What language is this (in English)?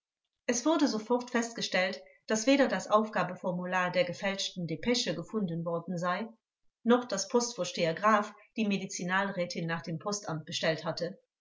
German